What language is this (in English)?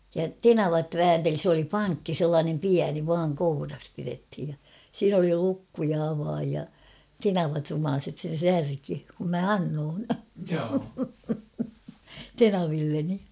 Finnish